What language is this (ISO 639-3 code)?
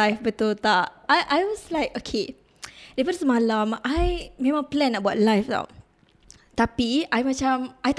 msa